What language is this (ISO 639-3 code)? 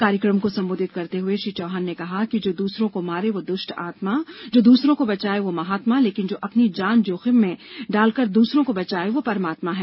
hin